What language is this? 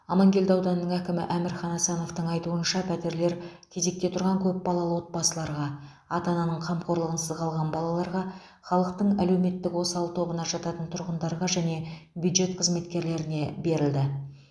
Kazakh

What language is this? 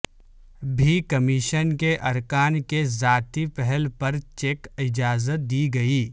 Urdu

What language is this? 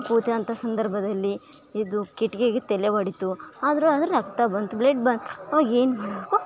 Kannada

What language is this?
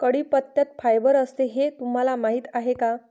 Marathi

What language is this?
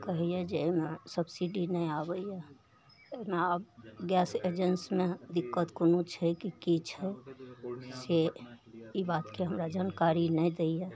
Maithili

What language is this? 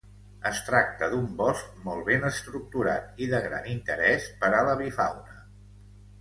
Catalan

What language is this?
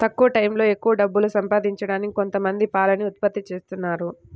Telugu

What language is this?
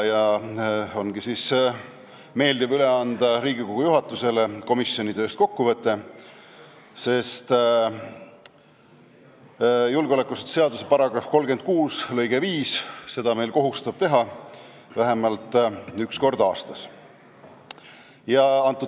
Estonian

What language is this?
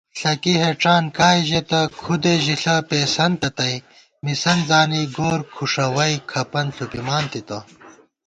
Gawar-Bati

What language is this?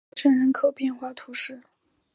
Chinese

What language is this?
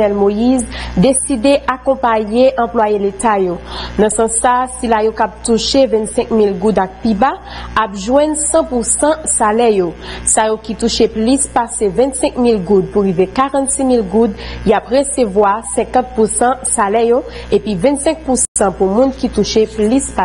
French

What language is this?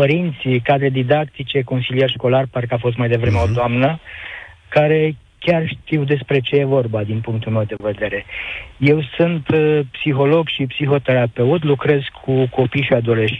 Romanian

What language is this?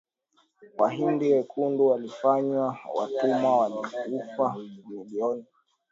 Swahili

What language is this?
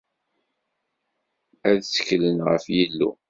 Kabyle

